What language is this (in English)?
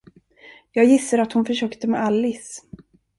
Swedish